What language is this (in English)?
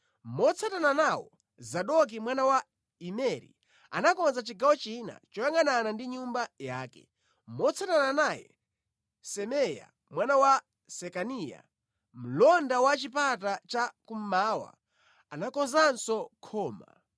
Nyanja